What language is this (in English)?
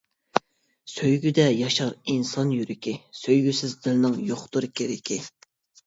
Uyghur